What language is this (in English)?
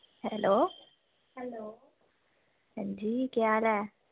Dogri